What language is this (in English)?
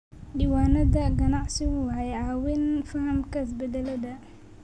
Somali